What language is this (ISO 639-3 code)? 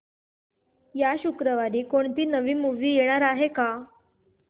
mar